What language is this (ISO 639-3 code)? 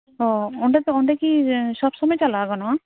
sat